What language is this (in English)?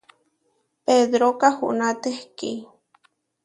Huarijio